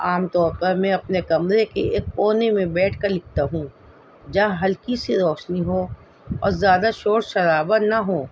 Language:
Urdu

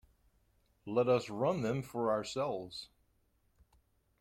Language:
English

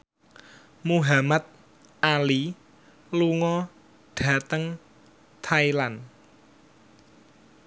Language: Javanese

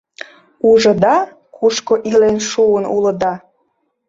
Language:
Mari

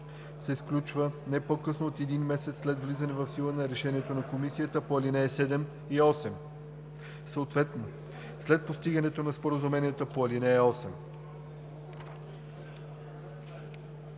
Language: Bulgarian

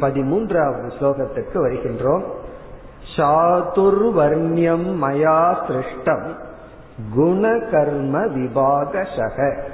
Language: Tamil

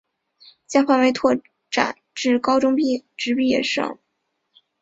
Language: Chinese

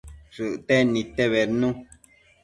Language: Matsés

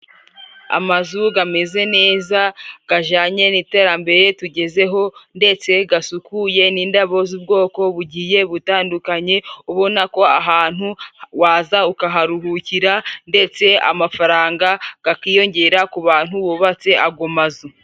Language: Kinyarwanda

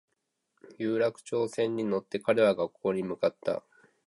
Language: Japanese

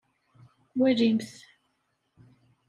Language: Kabyle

